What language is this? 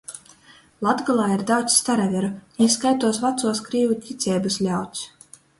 Latgalian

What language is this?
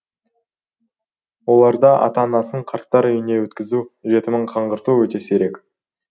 Kazakh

